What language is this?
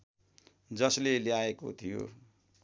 Nepali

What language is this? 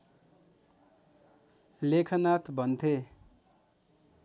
Nepali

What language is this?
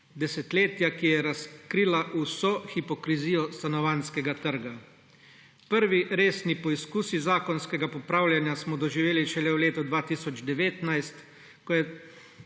Slovenian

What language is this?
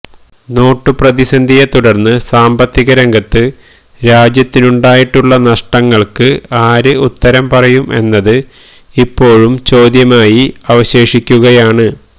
Malayalam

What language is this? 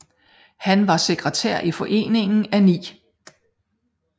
Danish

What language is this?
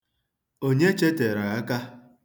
Igbo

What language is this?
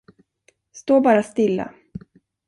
Swedish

